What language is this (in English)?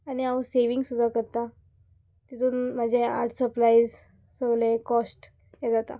Konkani